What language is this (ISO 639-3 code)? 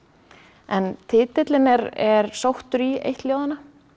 isl